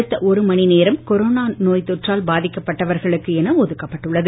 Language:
Tamil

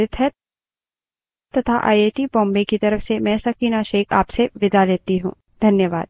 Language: Hindi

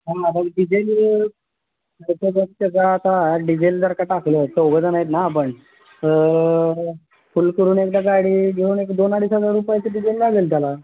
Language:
Marathi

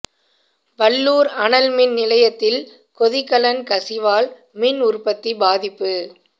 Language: Tamil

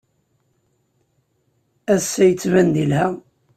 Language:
Kabyle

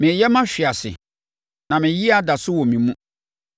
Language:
Akan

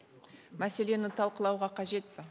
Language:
Kazakh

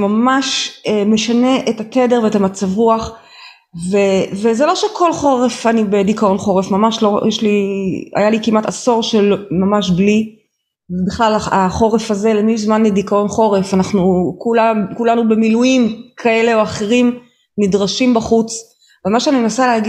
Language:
Hebrew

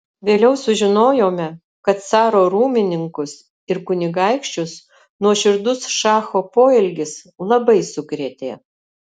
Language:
Lithuanian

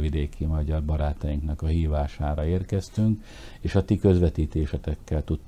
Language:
Hungarian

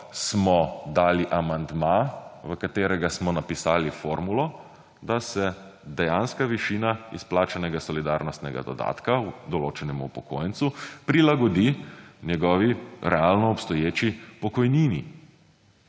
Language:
Slovenian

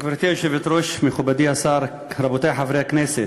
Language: Hebrew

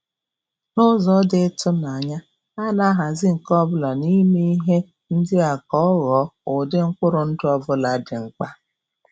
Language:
Igbo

